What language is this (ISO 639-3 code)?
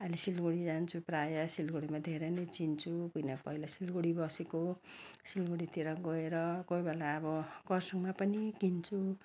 nep